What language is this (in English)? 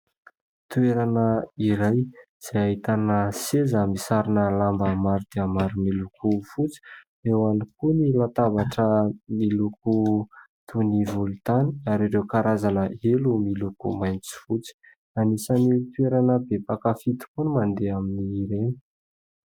Malagasy